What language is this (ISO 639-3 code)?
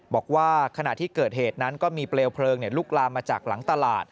tha